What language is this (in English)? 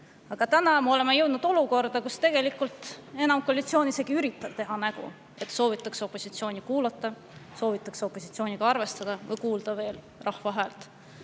Estonian